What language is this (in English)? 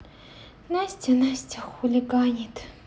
Russian